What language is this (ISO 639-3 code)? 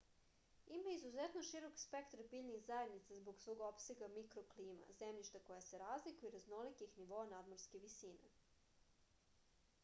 srp